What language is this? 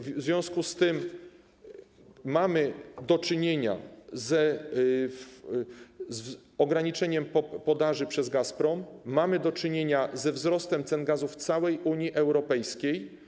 Polish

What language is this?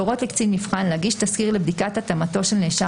Hebrew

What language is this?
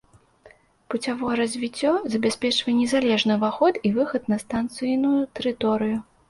Belarusian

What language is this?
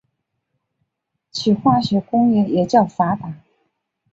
Chinese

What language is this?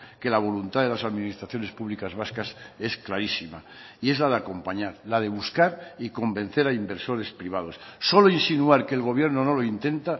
Spanish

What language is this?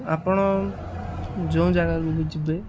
Odia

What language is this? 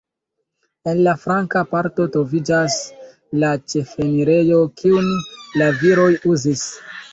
Esperanto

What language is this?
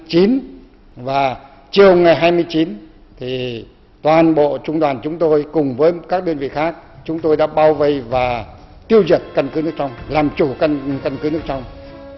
Vietnamese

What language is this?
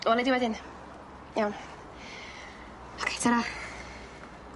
Welsh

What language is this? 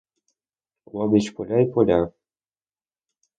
Ukrainian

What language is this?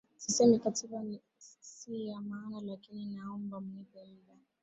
Swahili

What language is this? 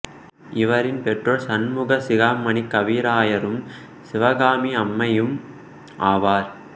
Tamil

